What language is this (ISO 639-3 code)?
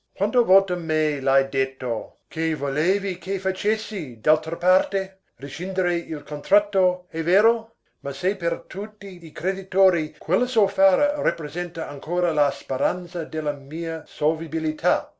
ita